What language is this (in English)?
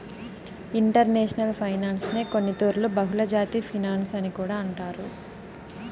Telugu